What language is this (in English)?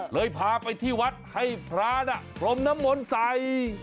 Thai